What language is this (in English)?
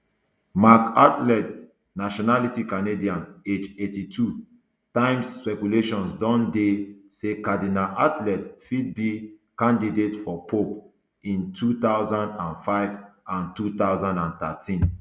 Nigerian Pidgin